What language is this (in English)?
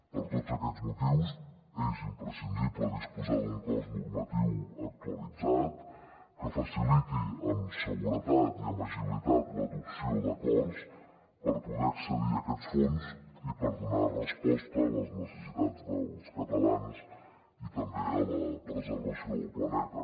Catalan